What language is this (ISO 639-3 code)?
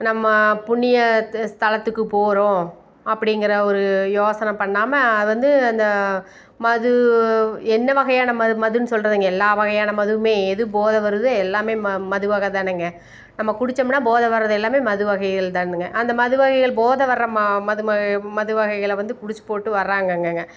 tam